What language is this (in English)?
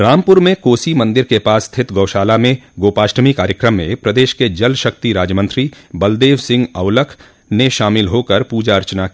Hindi